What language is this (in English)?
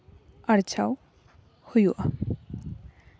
Santali